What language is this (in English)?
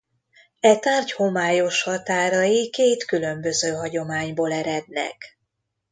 Hungarian